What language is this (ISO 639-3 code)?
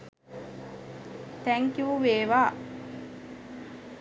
sin